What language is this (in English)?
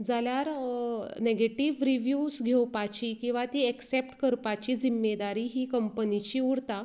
Konkani